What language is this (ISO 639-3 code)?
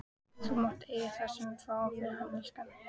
isl